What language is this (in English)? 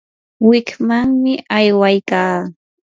Yanahuanca Pasco Quechua